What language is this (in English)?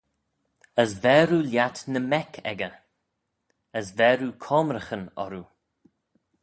Manx